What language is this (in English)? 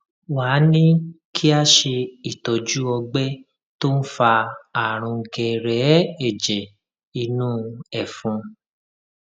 Yoruba